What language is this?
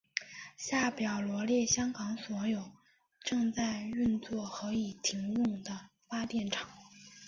Chinese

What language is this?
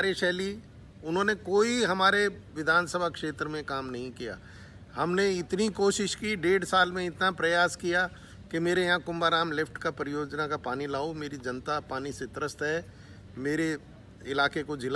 Hindi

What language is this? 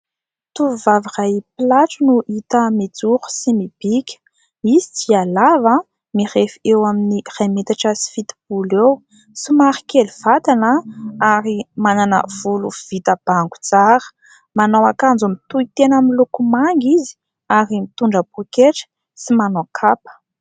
Malagasy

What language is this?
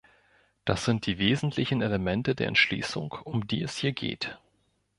German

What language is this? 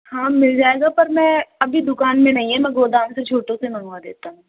Hindi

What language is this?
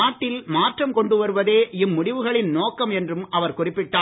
Tamil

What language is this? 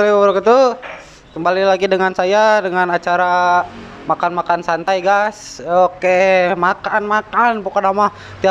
Indonesian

